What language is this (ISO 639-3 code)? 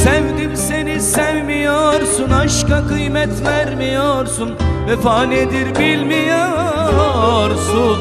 tur